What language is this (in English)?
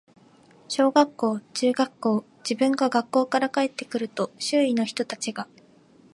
Japanese